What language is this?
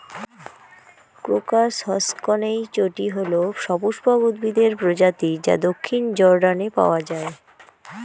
Bangla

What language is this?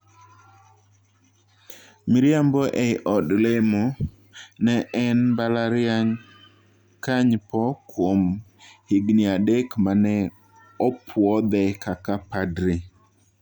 Luo (Kenya and Tanzania)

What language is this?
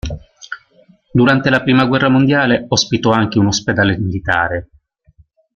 Italian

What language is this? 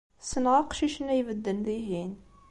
Kabyle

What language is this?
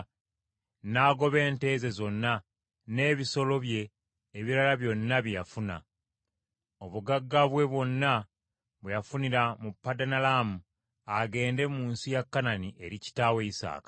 Ganda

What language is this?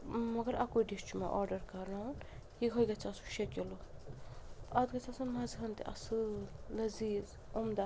Kashmiri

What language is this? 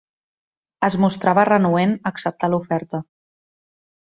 Catalan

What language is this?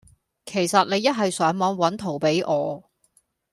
Cantonese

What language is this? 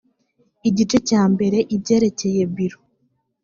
Kinyarwanda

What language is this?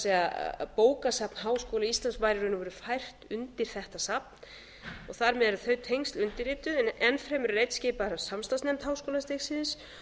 Icelandic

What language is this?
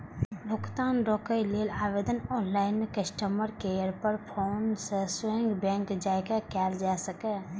Maithili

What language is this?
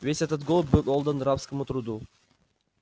Russian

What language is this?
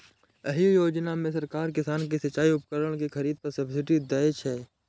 Maithili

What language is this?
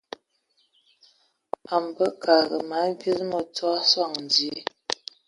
Ewondo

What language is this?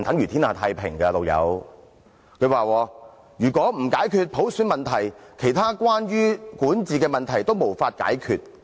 Cantonese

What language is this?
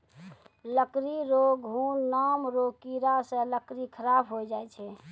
Maithili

